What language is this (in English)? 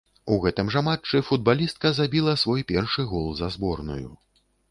Belarusian